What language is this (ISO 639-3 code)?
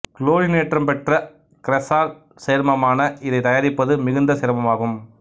tam